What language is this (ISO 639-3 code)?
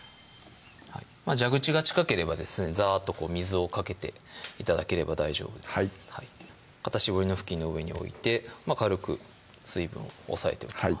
jpn